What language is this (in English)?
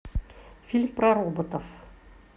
Russian